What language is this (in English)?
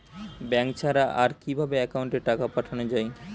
Bangla